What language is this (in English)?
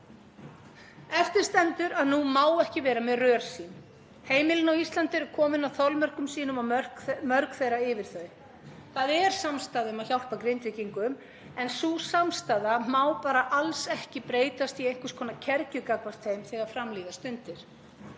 Icelandic